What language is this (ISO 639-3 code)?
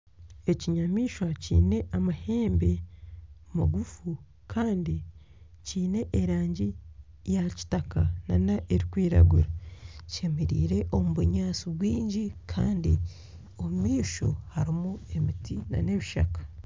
nyn